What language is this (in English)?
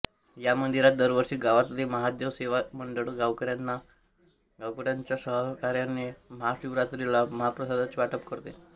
Marathi